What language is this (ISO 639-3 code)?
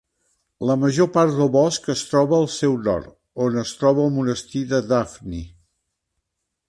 cat